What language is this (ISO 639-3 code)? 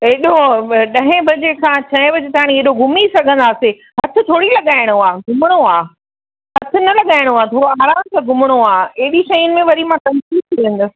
snd